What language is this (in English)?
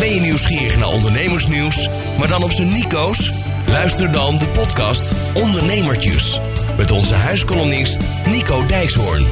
Dutch